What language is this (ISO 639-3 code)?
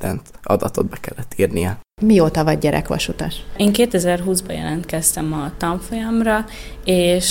hun